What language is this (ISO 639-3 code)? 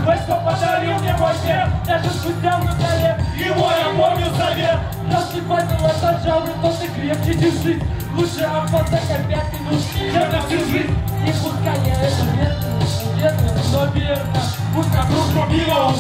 rus